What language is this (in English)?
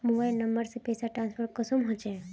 Magahi